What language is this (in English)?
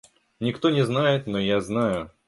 Russian